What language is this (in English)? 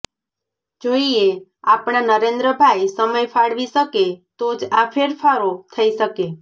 Gujarati